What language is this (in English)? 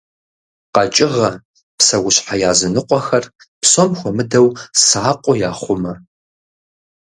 Kabardian